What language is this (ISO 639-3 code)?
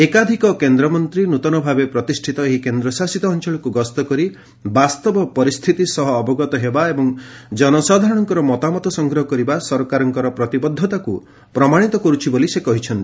ori